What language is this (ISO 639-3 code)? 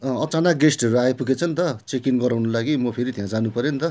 nep